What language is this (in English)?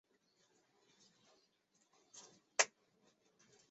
Chinese